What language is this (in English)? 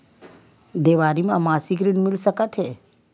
Chhattisgarhi